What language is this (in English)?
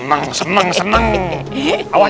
Indonesian